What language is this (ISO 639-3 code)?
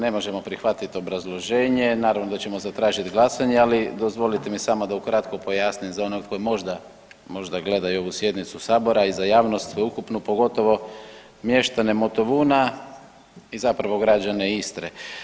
hrv